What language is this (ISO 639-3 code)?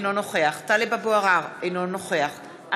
heb